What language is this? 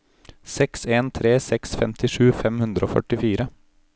Norwegian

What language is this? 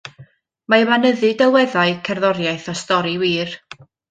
Welsh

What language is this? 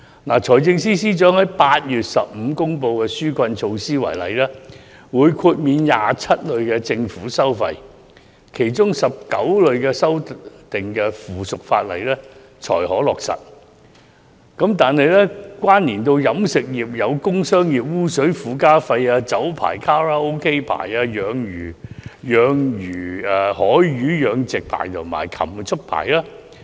Cantonese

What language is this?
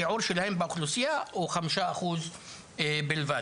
Hebrew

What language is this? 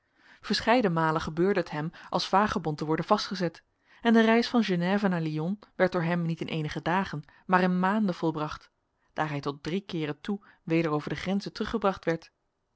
Dutch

